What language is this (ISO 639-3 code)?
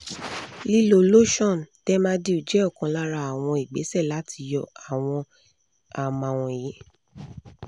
yor